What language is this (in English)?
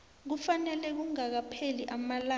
South Ndebele